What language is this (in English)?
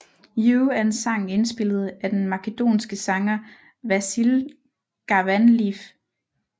Danish